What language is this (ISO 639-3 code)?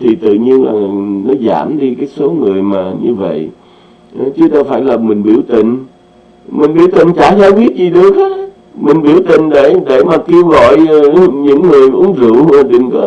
vie